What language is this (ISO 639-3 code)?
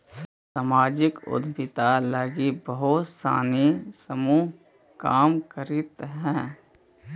mag